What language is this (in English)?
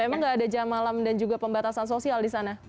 Indonesian